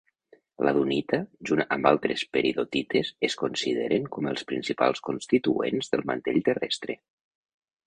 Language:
Catalan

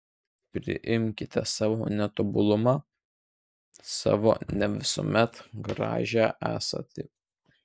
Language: Lithuanian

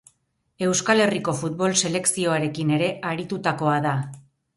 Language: Basque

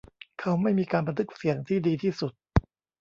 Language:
Thai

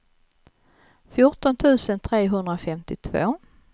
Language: Swedish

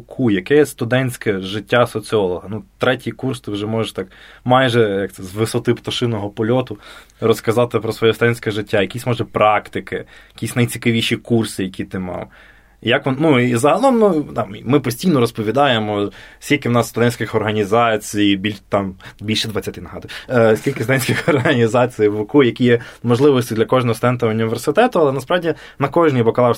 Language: Ukrainian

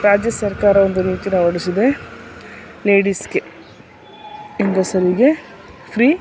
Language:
Kannada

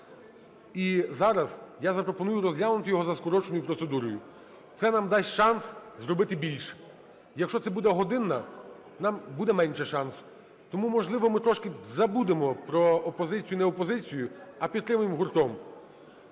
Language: Ukrainian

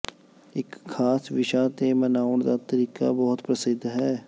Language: Punjabi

